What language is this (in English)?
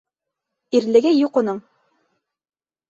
Bashkir